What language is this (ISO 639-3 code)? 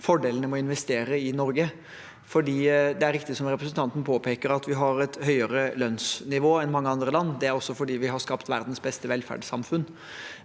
nor